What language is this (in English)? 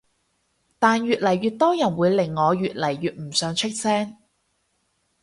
Cantonese